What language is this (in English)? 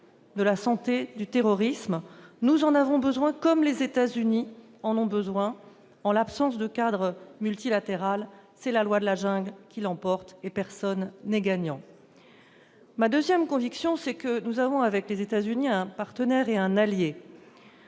French